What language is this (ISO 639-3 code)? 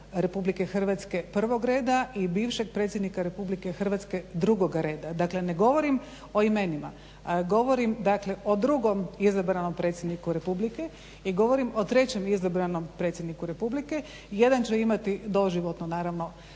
hrv